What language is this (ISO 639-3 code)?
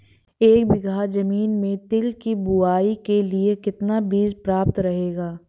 hin